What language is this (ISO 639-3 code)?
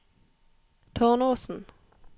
nor